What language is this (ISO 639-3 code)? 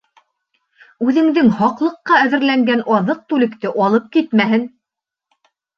bak